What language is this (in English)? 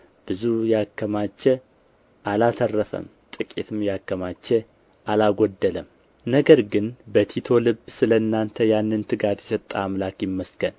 Amharic